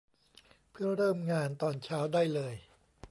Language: Thai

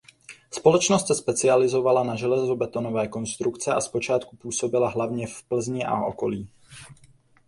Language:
Czech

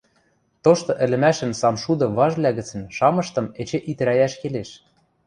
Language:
Western Mari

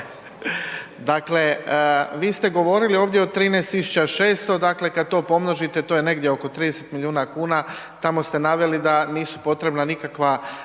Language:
Croatian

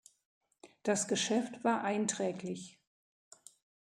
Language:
German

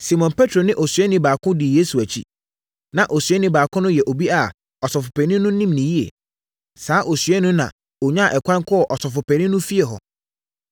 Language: Akan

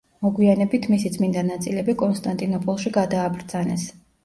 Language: Georgian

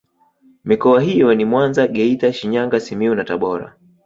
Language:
Swahili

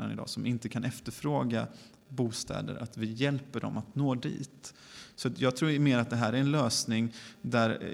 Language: Swedish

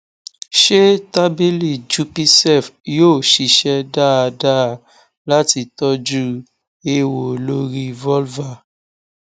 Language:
Yoruba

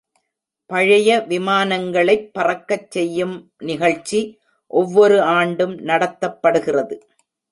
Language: Tamil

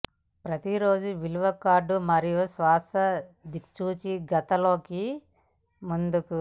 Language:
Telugu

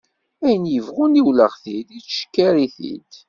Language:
Kabyle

